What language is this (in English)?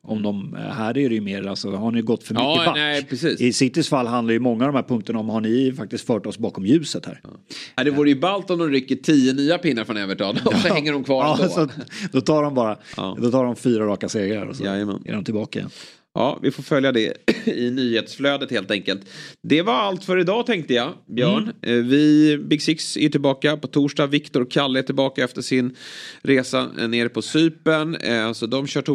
Swedish